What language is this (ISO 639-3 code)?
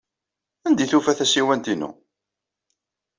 kab